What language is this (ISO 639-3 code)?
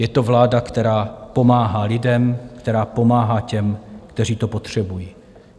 ces